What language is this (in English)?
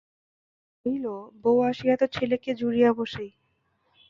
Bangla